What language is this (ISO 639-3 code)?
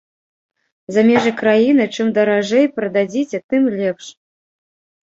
bel